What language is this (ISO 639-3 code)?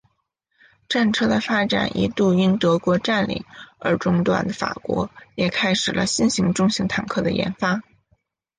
zho